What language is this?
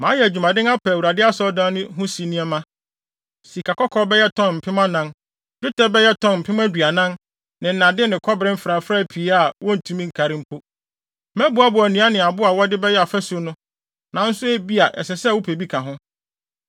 Akan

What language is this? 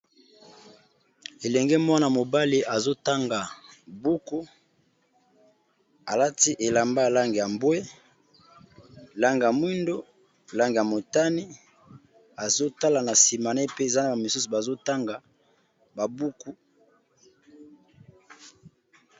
Lingala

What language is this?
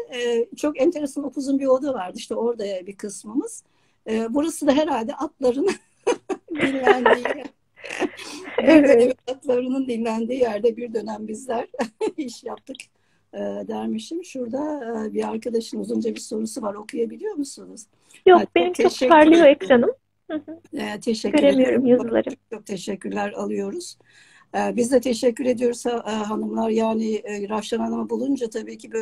Turkish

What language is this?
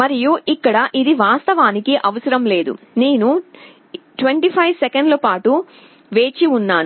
Telugu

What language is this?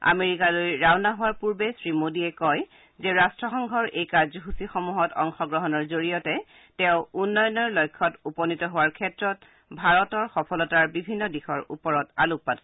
Assamese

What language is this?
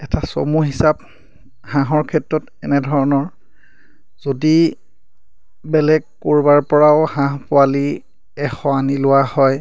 Assamese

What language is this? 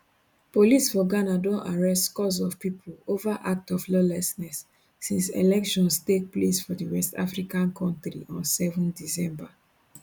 Nigerian Pidgin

